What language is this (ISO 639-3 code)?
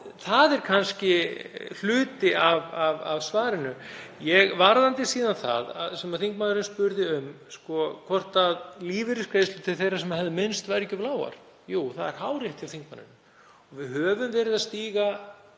isl